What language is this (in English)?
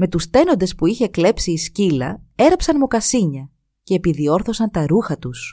Greek